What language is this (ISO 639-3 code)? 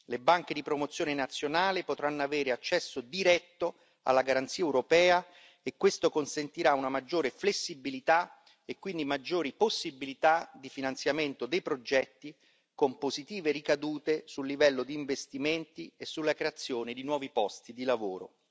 ita